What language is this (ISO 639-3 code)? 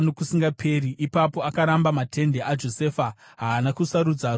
sna